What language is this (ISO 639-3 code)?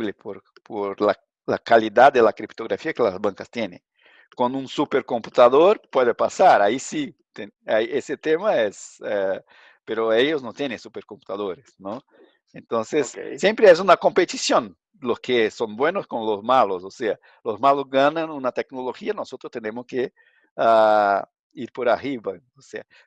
spa